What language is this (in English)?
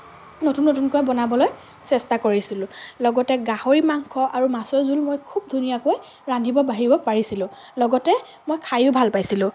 Assamese